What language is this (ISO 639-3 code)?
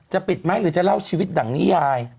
tha